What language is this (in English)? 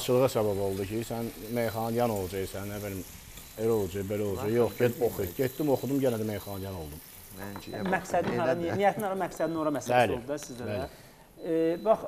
Turkish